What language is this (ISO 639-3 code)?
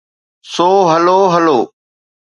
snd